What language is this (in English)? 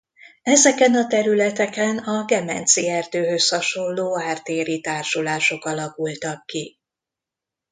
Hungarian